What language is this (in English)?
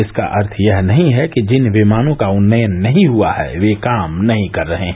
Hindi